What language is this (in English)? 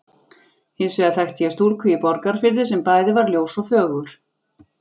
Icelandic